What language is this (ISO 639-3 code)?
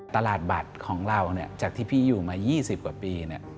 tha